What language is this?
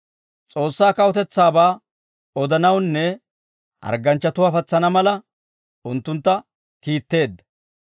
Dawro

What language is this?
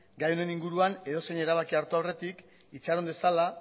Basque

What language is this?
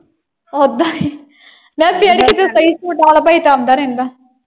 Punjabi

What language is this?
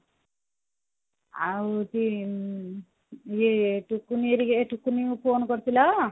Odia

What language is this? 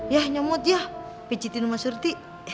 Indonesian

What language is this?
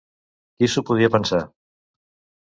Catalan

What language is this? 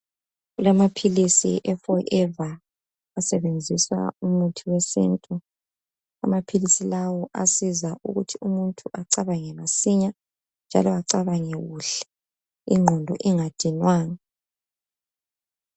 North Ndebele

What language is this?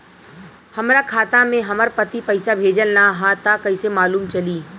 Bhojpuri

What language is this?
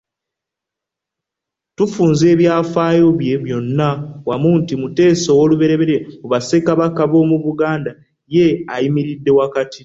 Ganda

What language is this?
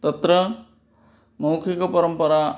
Sanskrit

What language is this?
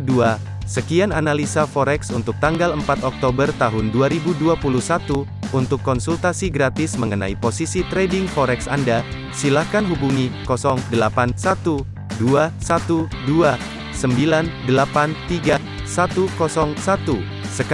Indonesian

